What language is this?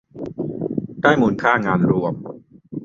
Thai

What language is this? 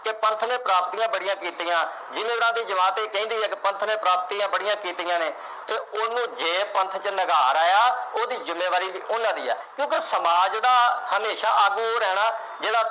Punjabi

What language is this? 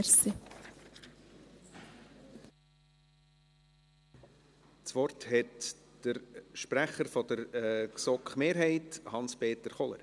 Swiss German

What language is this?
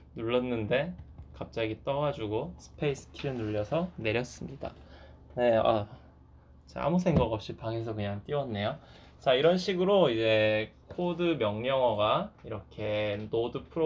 Korean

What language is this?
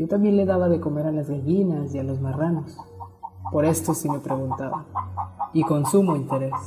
Spanish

